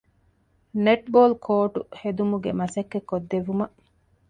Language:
Divehi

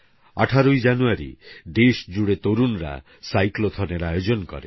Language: Bangla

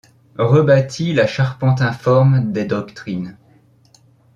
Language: French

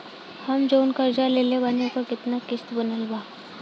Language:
Bhojpuri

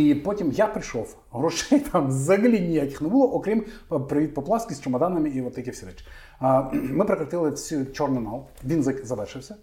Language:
Ukrainian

